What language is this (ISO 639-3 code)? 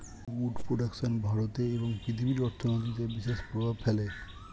ben